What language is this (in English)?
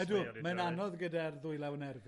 Welsh